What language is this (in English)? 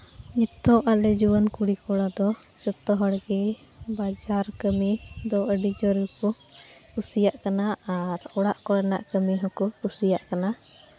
Santali